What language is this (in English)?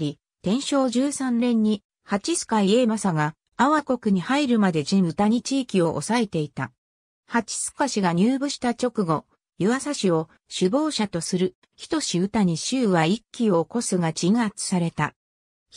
Japanese